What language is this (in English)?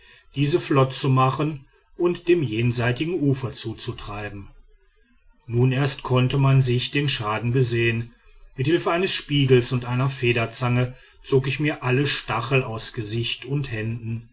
German